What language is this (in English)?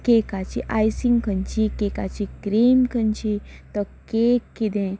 Konkani